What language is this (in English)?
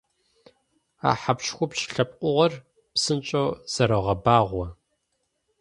Kabardian